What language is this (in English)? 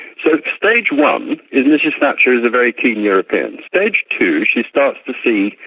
English